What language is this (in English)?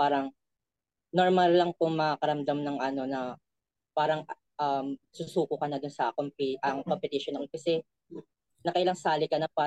Filipino